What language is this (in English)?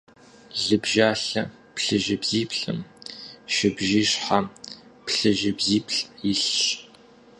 Kabardian